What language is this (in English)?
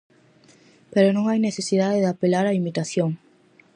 Galician